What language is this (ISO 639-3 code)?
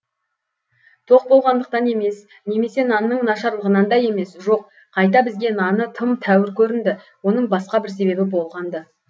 kaz